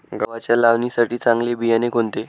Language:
Marathi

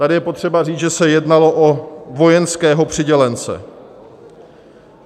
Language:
Czech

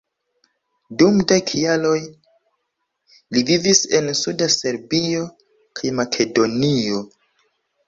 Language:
Esperanto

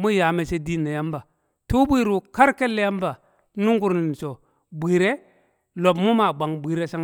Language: Kamo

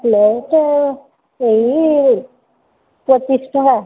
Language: Odia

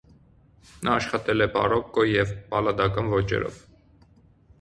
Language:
Armenian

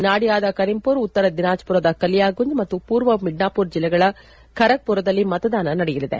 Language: Kannada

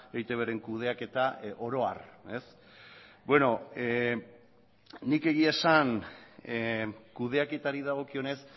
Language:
Basque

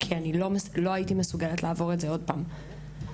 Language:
Hebrew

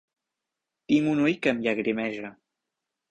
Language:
Catalan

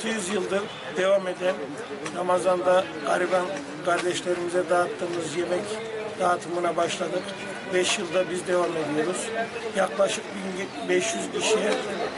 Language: Turkish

